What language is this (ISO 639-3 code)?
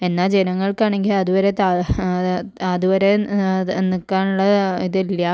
mal